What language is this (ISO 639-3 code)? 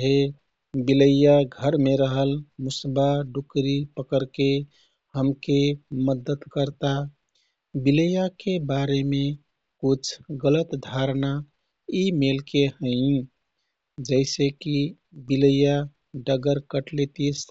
tkt